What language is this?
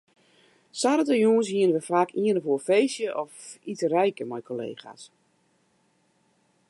Western Frisian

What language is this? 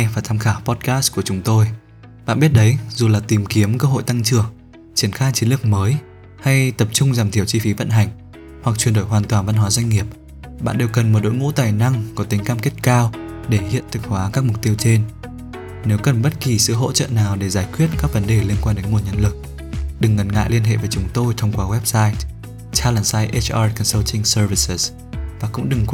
Vietnamese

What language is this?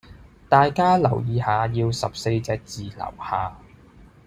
Cantonese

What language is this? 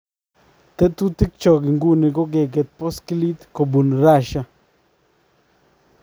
Kalenjin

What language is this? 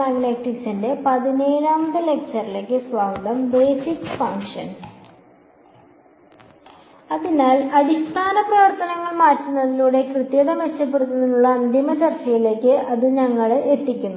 Malayalam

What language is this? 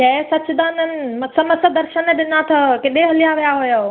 Sindhi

